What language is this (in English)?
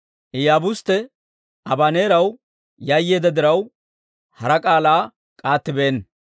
Dawro